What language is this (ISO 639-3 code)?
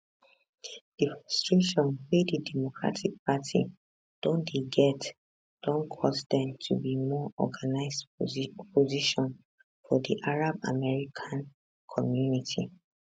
pcm